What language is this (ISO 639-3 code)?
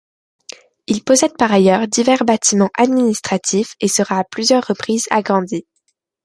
fra